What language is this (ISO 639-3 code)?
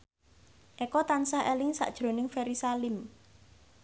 jav